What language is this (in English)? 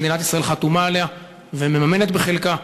Hebrew